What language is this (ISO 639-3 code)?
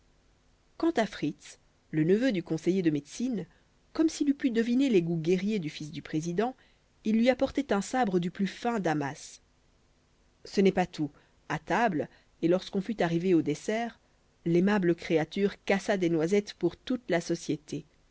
fra